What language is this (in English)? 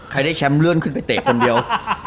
Thai